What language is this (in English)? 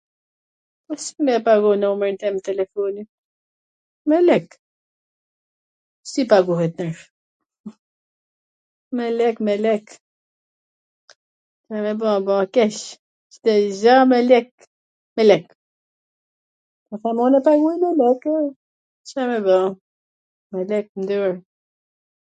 Gheg Albanian